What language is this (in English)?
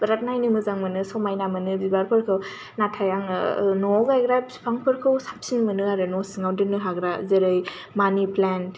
Bodo